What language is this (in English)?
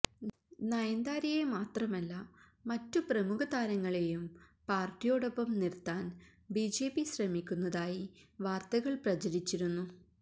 Malayalam